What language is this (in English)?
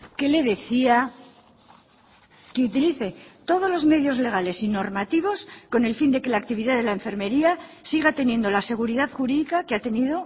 Spanish